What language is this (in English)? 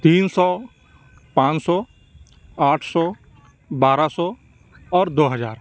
Urdu